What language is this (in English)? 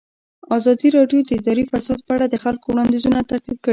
Pashto